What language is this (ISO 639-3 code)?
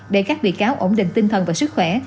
vie